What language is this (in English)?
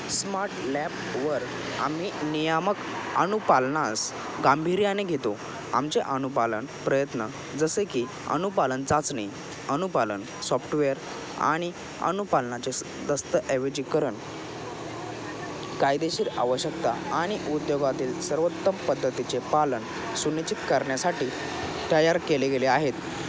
Marathi